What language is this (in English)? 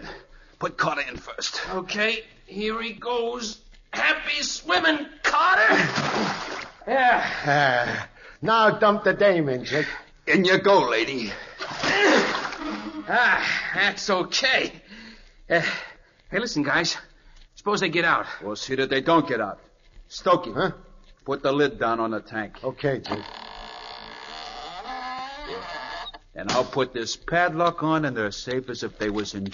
English